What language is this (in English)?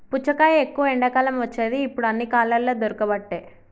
Telugu